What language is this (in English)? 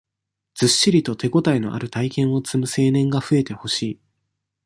Japanese